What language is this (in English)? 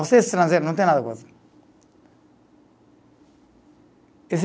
Portuguese